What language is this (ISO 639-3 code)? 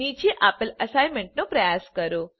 guj